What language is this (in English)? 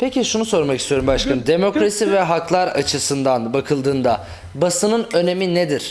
Turkish